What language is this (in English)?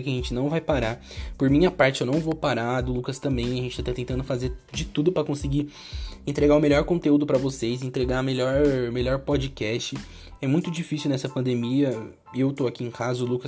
Portuguese